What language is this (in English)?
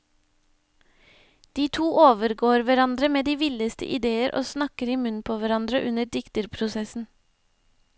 Norwegian